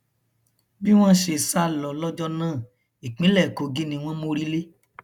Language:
Yoruba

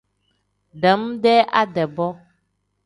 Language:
Tem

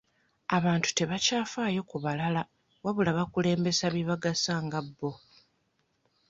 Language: Ganda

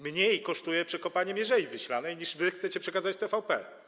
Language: Polish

